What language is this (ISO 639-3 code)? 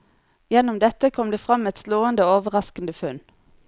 nor